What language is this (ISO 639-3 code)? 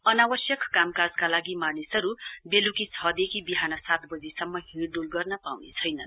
nep